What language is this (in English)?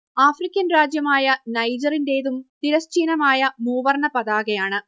Malayalam